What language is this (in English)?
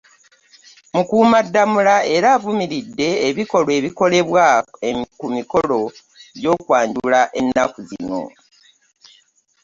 Ganda